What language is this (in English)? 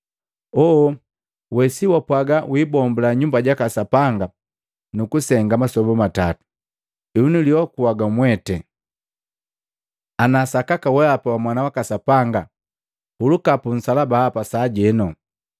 Matengo